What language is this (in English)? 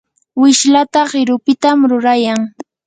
Yanahuanca Pasco Quechua